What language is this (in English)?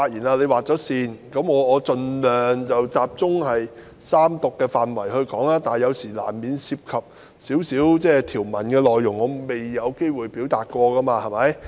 Cantonese